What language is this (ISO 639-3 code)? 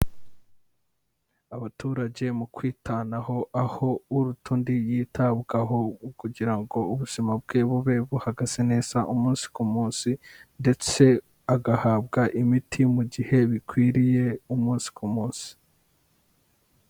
kin